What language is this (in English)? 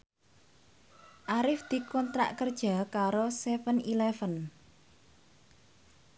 Javanese